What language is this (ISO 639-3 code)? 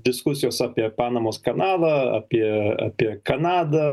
lit